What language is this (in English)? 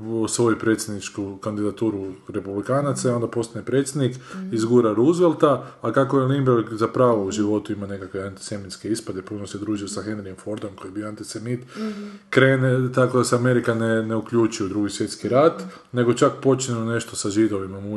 Croatian